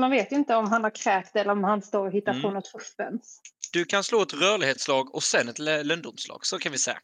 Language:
Swedish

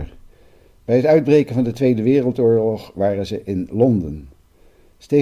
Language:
Dutch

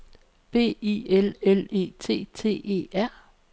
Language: Danish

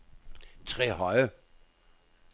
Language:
Danish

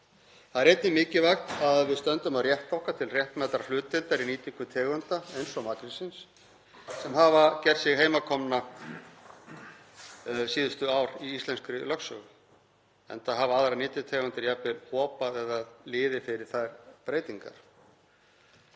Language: Icelandic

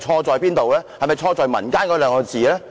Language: Cantonese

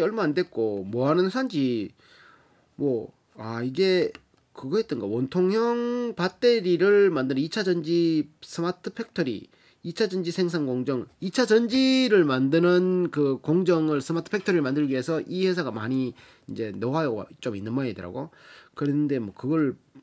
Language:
Korean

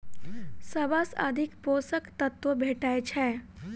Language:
Maithili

